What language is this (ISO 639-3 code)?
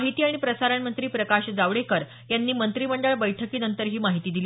mar